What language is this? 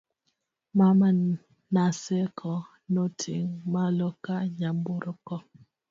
Luo (Kenya and Tanzania)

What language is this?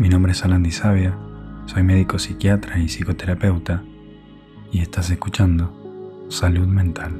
Spanish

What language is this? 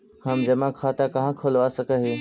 Magahi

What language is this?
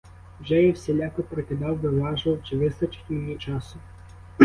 Ukrainian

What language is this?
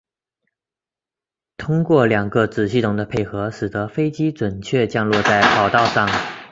Chinese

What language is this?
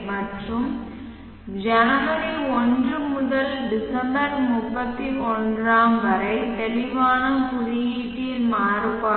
Tamil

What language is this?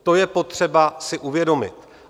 Czech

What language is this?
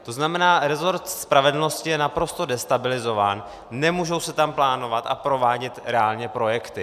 Czech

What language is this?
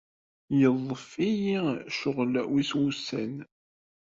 Kabyle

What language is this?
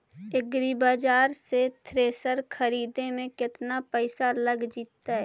Magahi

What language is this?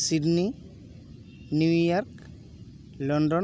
Santali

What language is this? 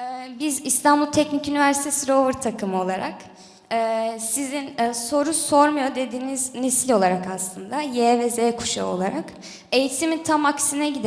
Turkish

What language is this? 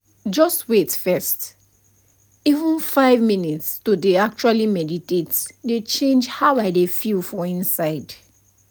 Nigerian Pidgin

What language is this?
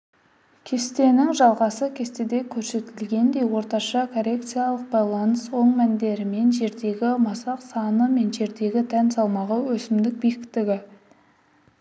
Kazakh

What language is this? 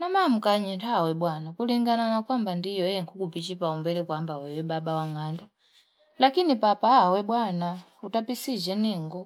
Fipa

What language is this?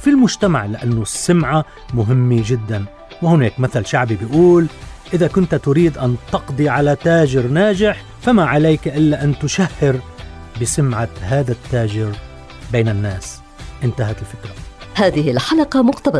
Arabic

